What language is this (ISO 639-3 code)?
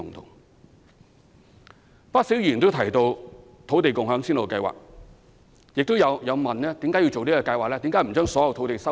yue